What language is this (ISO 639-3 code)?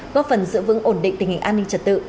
vie